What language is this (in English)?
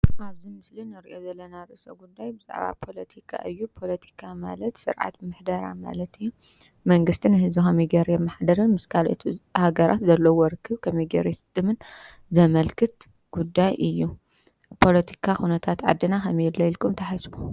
Tigrinya